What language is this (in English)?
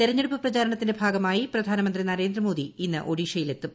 Malayalam